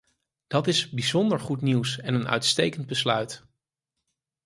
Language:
Dutch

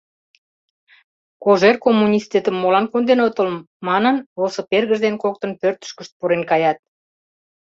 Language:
Mari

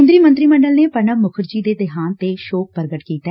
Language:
Punjabi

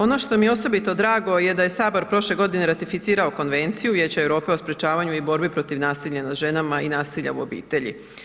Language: Croatian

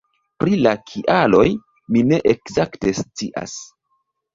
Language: Esperanto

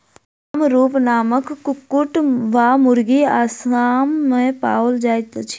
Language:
Maithili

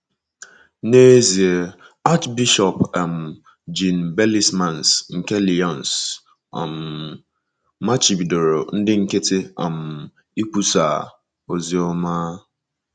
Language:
Igbo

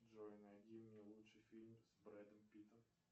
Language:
Russian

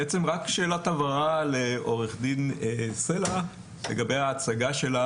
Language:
Hebrew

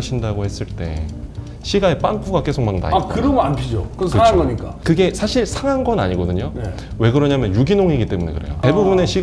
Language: Korean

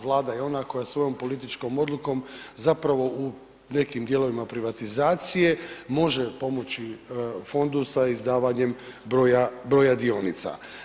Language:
Croatian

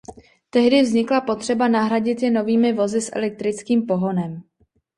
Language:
Czech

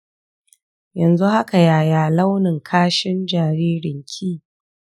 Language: Hausa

